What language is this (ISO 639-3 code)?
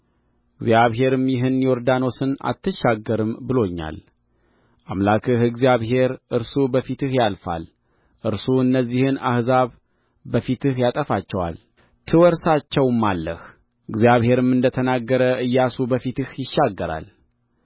amh